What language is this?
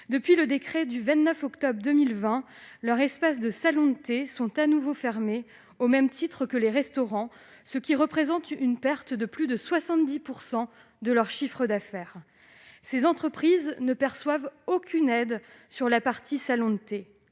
French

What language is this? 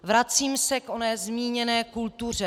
Czech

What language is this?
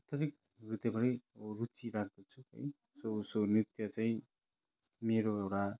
Nepali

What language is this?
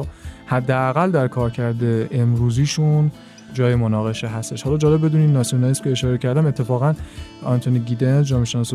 Persian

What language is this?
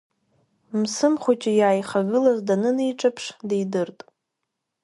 Abkhazian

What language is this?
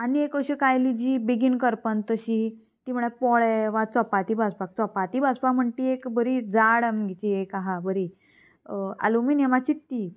Konkani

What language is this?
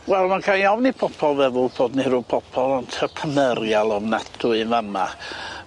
Welsh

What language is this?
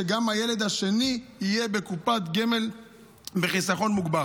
Hebrew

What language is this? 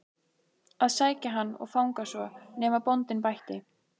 Icelandic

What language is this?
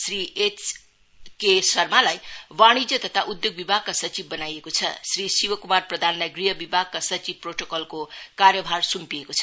Nepali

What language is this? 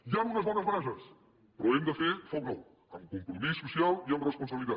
Catalan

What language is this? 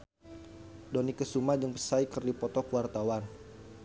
Sundanese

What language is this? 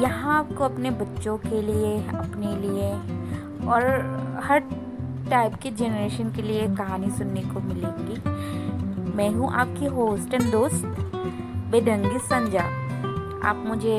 Hindi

